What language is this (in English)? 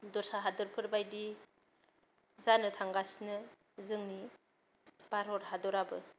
Bodo